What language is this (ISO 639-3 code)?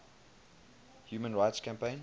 eng